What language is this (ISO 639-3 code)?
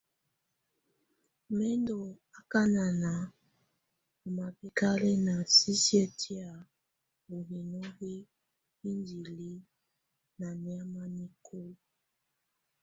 tvu